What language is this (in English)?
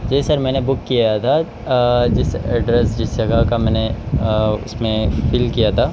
Urdu